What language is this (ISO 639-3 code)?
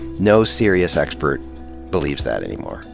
eng